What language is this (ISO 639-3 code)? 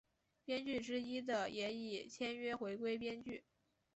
zho